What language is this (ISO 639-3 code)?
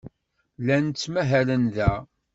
kab